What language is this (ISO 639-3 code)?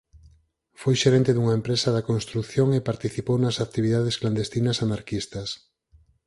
glg